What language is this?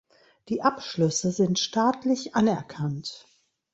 German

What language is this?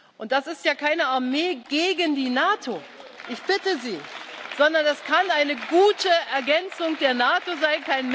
German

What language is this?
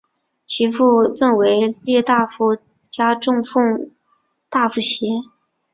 Chinese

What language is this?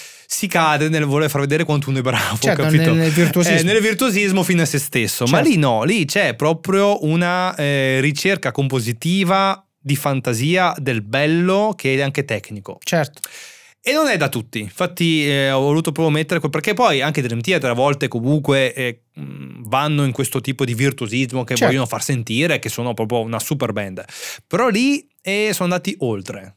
Italian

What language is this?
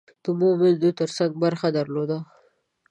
Pashto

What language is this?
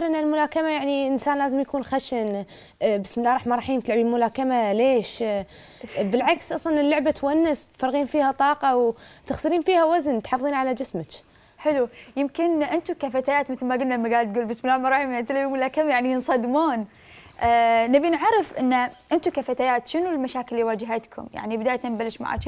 Arabic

